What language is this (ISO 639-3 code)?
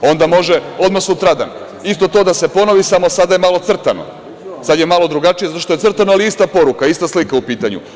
srp